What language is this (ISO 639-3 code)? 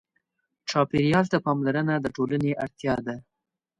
pus